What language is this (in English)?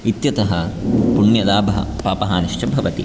Sanskrit